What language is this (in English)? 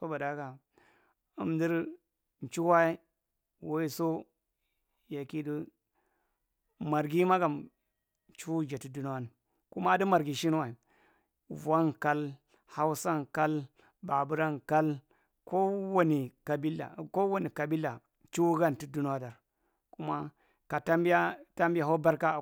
Marghi Central